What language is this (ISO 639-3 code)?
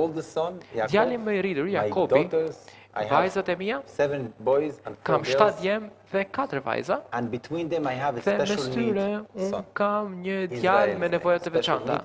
ron